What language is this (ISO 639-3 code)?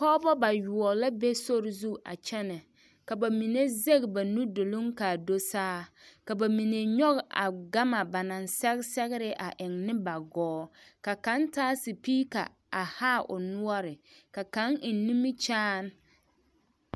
dga